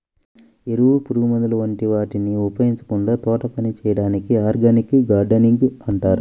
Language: Telugu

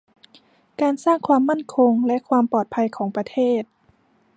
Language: Thai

